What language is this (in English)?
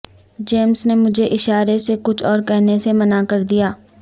Urdu